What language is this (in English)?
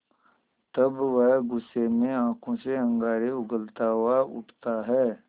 Hindi